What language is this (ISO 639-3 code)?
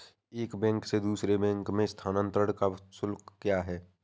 hin